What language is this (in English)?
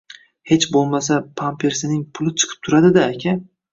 Uzbek